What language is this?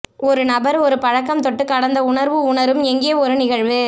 Tamil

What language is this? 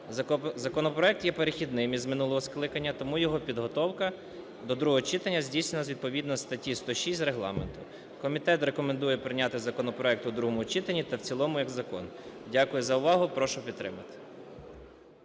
Ukrainian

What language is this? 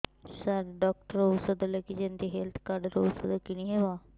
Odia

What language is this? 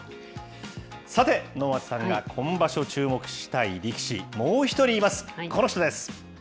Japanese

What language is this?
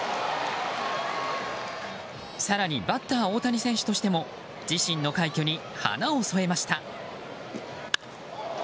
Japanese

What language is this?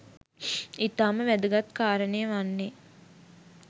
Sinhala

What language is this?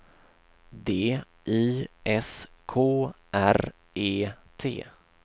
Swedish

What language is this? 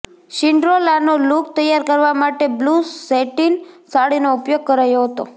Gujarati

